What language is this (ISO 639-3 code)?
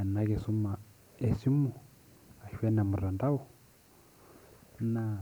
mas